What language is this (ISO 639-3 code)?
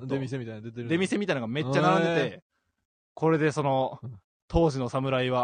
jpn